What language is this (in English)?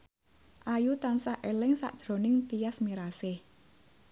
Javanese